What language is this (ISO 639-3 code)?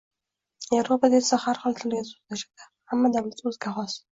uzb